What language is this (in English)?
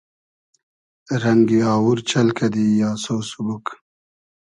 Hazaragi